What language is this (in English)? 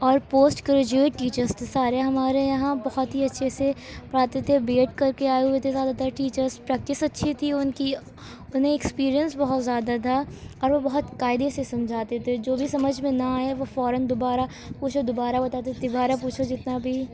Urdu